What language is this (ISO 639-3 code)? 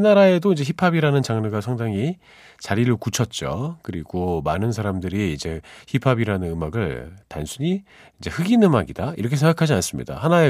kor